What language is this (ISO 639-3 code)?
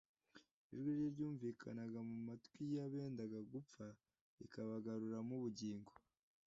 kin